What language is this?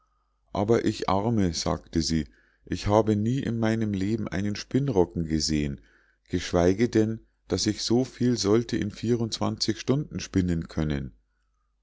German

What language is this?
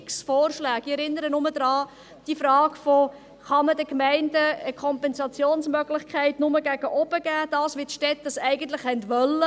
Swiss German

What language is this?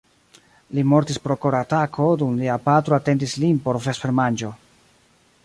Esperanto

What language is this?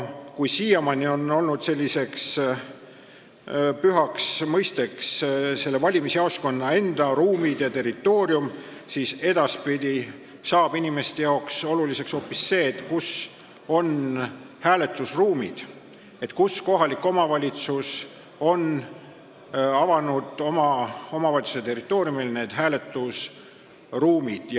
Estonian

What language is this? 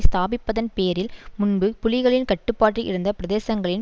Tamil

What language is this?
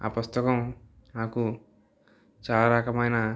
Telugu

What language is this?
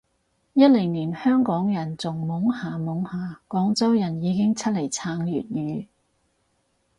Cantonese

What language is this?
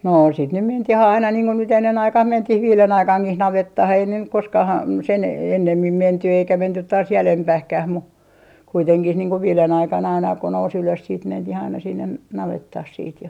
Finnish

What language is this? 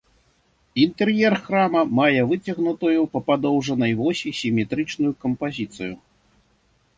Belarusian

